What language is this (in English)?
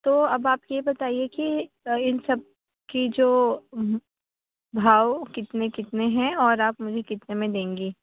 Urdu